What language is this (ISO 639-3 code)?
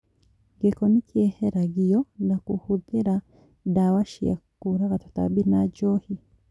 kik